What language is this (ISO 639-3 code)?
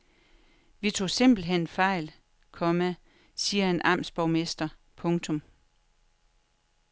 dan